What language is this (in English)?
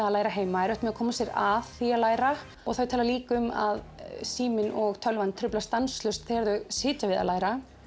Icelandic